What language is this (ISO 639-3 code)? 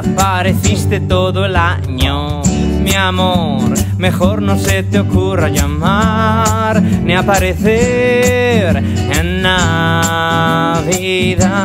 ita